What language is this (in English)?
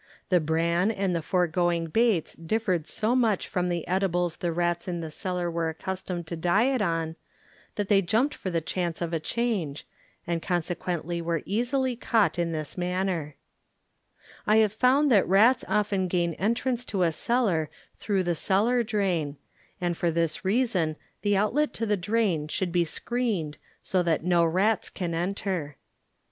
English